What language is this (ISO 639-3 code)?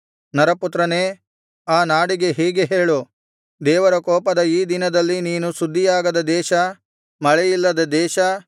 kan